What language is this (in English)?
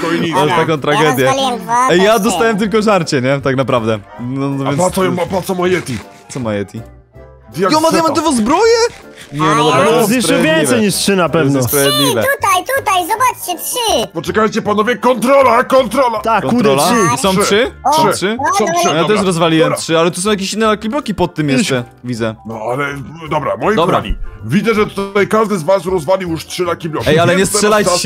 Polish